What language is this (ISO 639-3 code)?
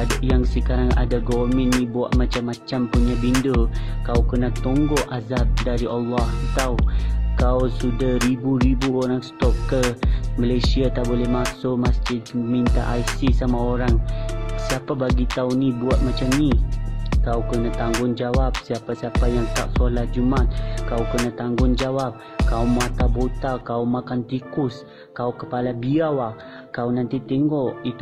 msa